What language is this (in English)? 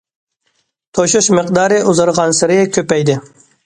Uyghur